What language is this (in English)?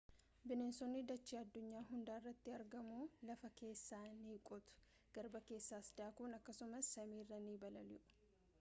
Oromo